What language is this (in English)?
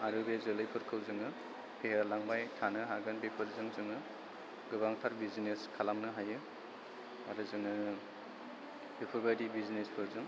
Bodo